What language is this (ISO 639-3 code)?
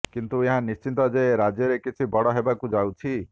ori